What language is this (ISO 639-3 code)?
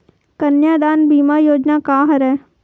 hne